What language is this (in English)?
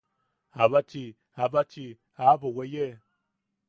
Yaqui